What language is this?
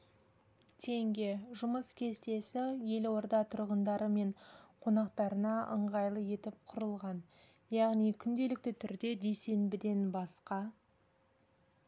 Kazakh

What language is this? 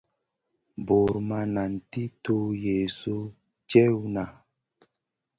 Masana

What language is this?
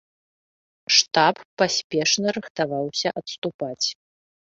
Belarusian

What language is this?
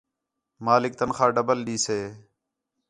Khetrani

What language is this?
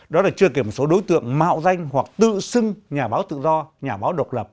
Vietnamese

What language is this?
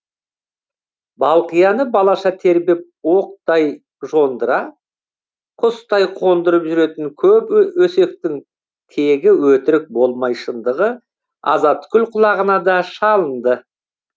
Kazakh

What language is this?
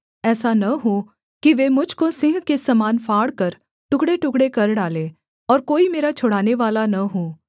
Hindi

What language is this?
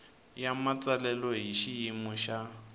Tsonga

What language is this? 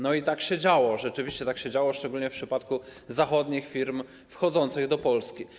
Polish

